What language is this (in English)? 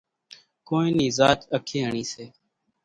Kachi Koli